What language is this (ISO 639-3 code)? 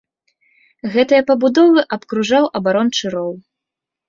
bel